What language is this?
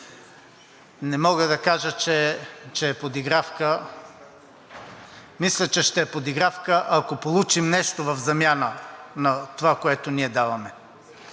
Bulgarian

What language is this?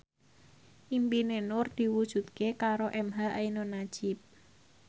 Javanese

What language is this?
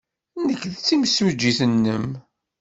Kabyle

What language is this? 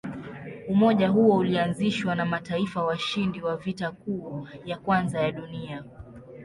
Swahili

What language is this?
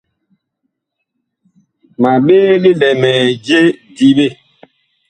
Bakoko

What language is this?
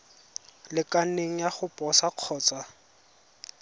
Tswana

